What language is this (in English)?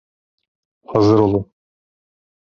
Turkish